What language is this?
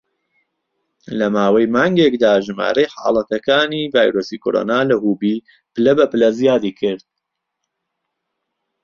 Central Kurdish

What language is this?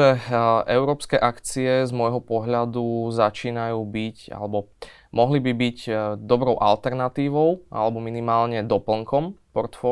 Slovak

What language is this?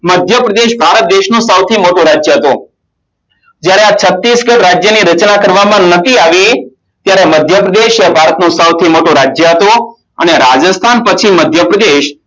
Gujarati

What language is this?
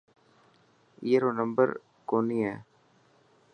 Dhatki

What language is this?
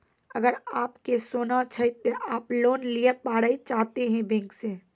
Maithili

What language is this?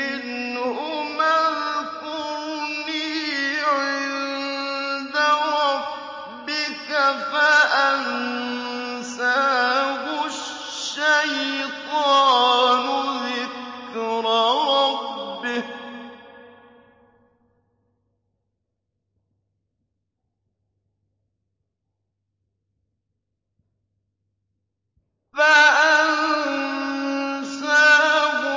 Arabic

